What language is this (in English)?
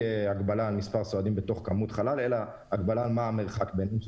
Hebrew